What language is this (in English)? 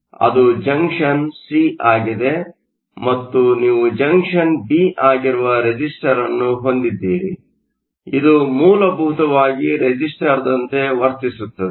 Kannada